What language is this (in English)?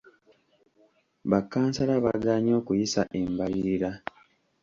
Ganda